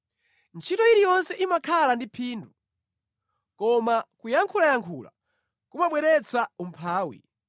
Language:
Nyanja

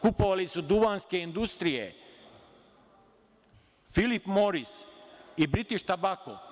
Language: Serbian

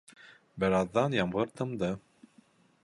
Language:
Bashkir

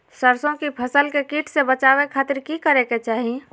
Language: Magahi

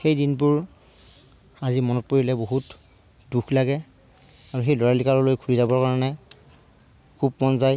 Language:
Assamese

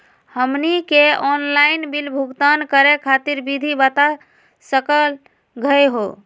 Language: Magahi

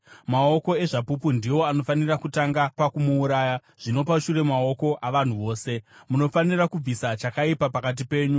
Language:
Shona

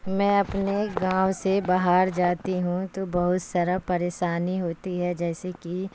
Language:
Urdu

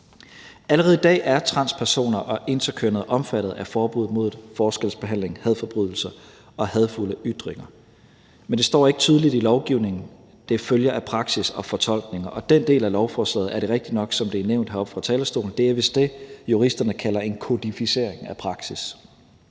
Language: Danish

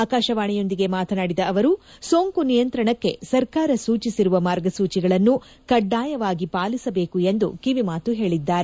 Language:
Kannada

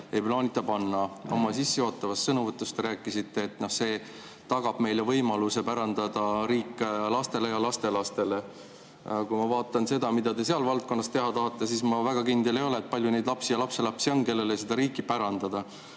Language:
Estonian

